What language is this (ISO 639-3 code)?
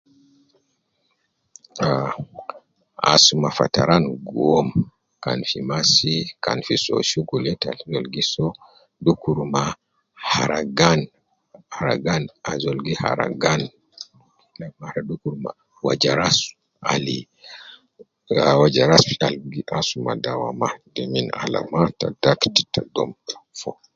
kcn